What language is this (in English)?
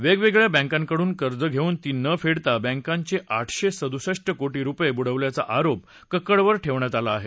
Marathi